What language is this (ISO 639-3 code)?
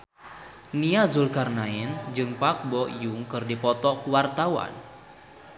sun